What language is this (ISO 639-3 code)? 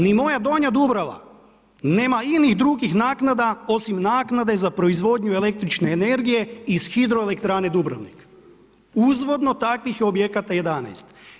hrv